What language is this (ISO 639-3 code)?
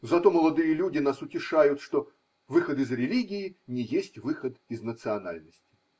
rus